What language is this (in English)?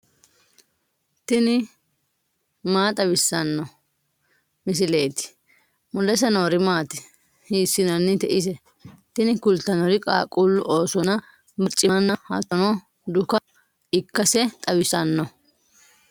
Sidamo